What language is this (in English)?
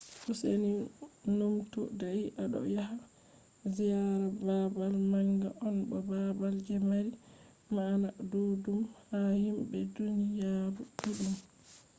Fula